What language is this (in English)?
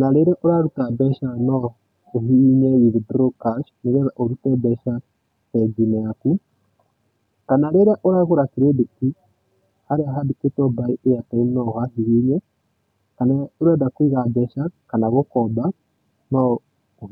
Kikuyu